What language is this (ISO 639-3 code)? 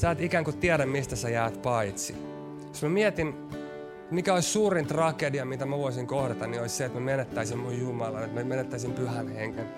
fin